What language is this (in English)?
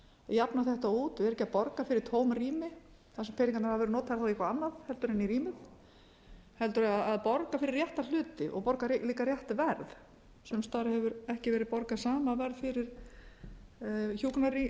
Icelandic